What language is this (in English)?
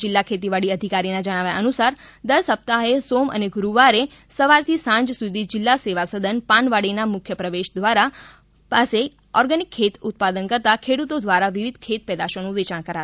Gujarati